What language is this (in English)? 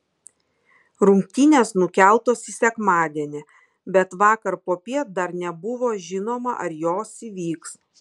Lithuanian